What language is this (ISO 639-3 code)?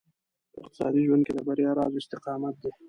pus